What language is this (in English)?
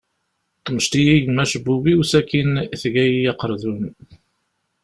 Kabyle